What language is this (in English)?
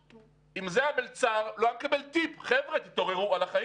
Hebrew